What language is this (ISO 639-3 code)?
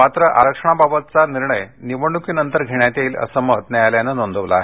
mar